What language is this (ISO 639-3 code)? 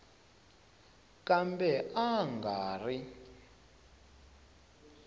tso